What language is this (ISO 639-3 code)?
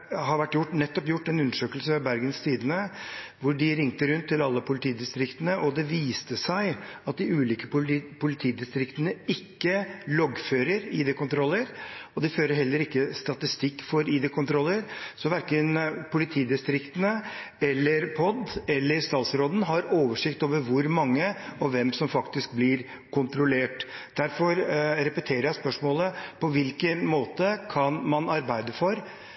nob